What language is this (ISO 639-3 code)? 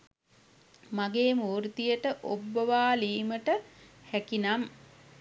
sin